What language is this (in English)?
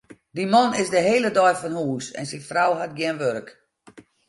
Western Frisian